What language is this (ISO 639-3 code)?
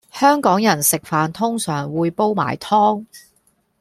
yue